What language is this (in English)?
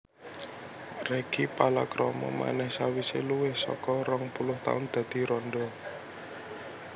Javanese